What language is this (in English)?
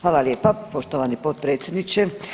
Croatian